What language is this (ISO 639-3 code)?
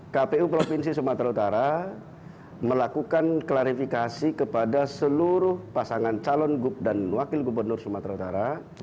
ind